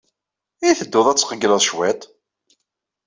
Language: Kabyle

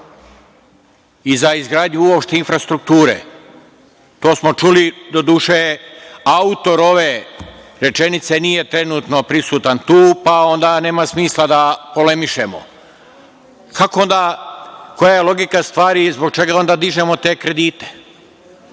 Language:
Serbian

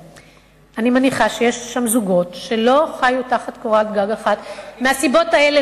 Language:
Hebrew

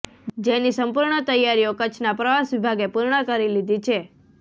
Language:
Gujarati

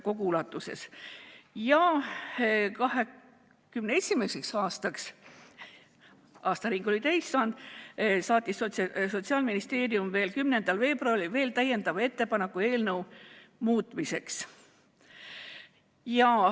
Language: Estonian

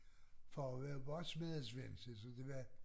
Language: Danish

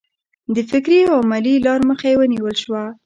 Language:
Pashto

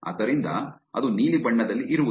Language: Kannada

